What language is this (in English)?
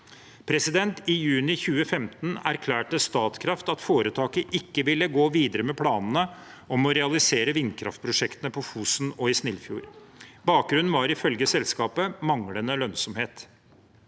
Norwegian